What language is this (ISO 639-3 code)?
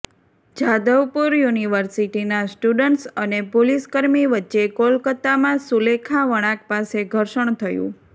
guj